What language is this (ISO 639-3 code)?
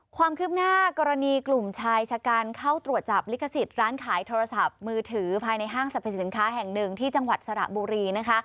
tha